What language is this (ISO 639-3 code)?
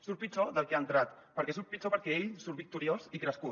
cat